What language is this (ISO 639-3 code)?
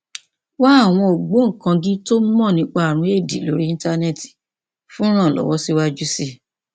yor